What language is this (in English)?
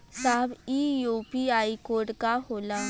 Bhojpuri